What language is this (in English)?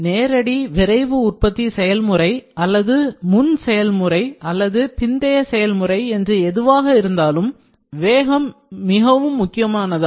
Tamil